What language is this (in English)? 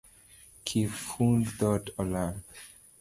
Luo (Kenya and Tanzania)